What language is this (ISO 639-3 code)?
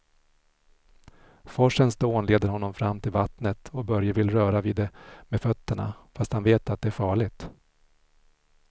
swe